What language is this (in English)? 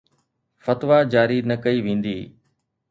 Sindhi